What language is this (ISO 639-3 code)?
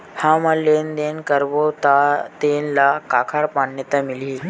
hne